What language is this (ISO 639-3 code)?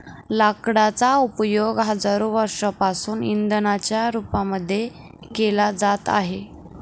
mar